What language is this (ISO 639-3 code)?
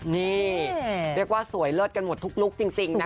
tha